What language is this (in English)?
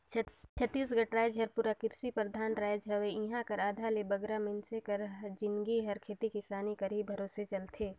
Chhattisgarhi